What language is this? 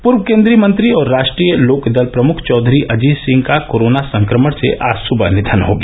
Hindi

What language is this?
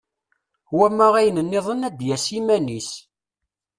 Kabyle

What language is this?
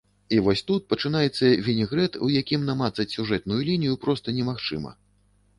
Belarusian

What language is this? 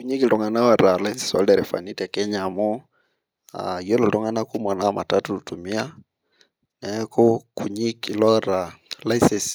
Masai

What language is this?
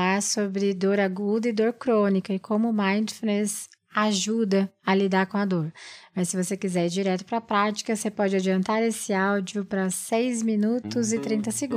Portuguese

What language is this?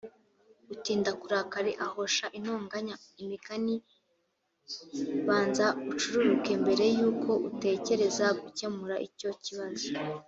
Kinyarwanda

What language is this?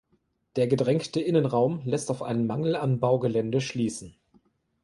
German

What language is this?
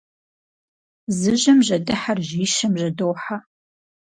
Kabardian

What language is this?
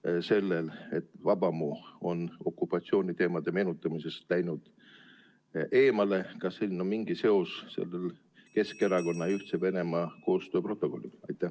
Estonian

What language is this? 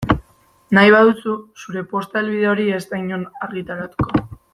Basque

